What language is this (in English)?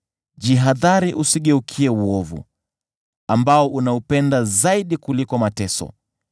Swahili